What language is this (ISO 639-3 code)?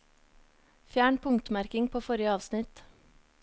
nor